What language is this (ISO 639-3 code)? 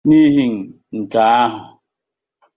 ibo